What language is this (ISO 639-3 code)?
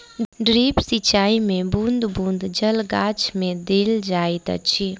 mai